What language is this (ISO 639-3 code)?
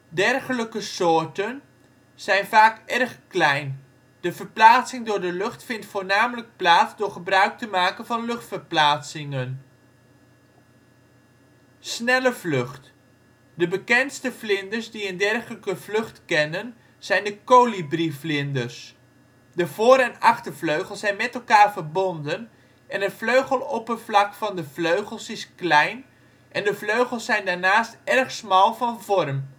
nld